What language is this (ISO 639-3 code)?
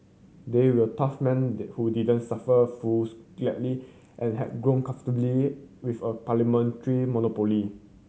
eng